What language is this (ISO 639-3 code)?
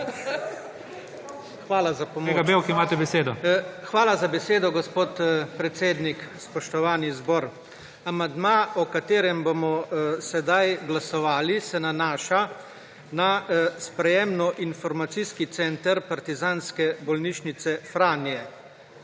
slv